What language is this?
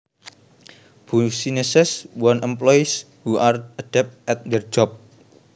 Javanese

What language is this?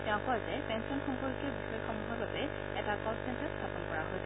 Assamese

